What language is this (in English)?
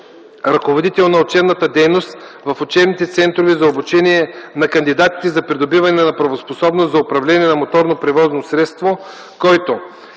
Bulgarian